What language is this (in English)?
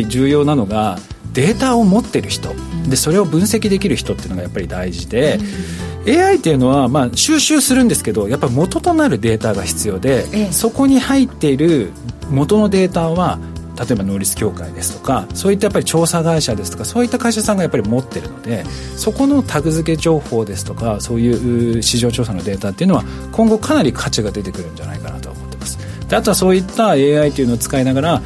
Japanese